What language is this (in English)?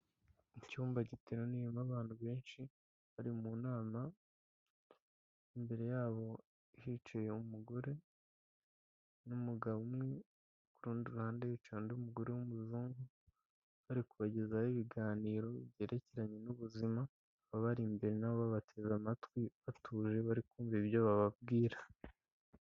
Kinyarwanda